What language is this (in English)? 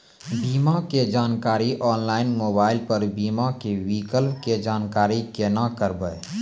Maithili